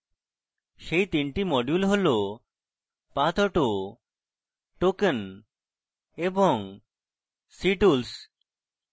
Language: Bangla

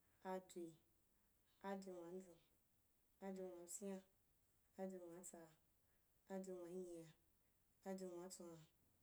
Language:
Wapan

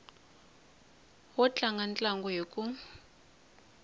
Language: Tsonga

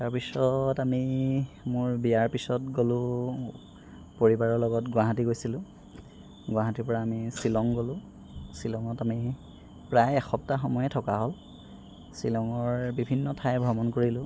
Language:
Assamese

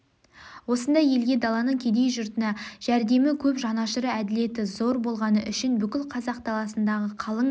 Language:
Kazakh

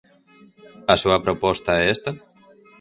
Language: Galician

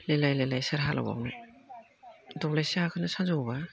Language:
Bodo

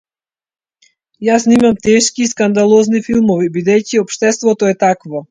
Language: Macedonian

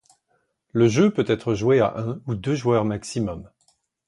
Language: French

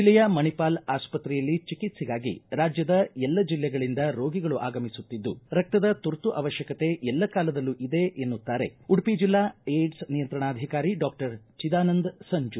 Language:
Kannada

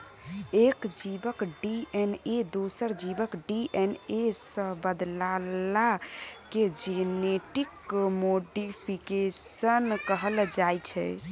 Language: Maithili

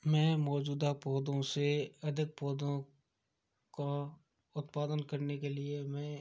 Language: Hindi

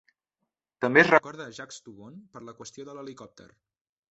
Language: Catalan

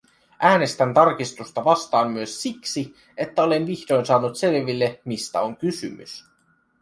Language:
Finnish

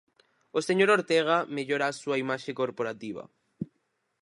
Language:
Galician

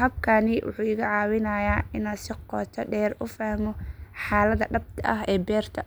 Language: Somali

